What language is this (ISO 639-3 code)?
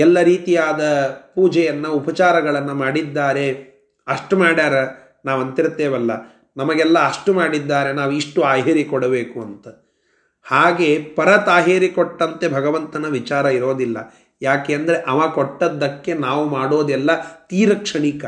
kan